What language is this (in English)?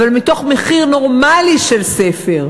Hebrew